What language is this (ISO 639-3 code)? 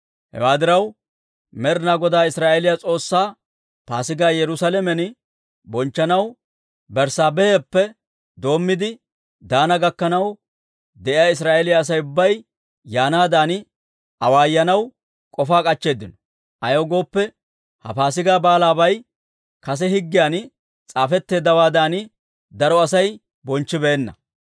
dwr